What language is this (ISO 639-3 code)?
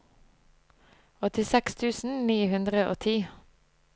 nor